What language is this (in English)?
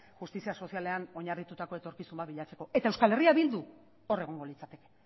Basque